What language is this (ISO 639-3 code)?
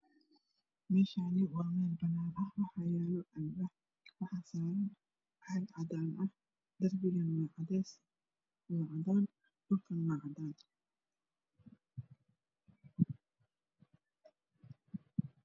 som